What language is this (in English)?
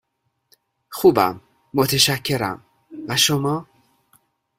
Persian